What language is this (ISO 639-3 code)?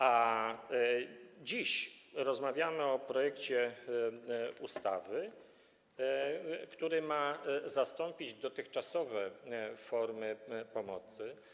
pol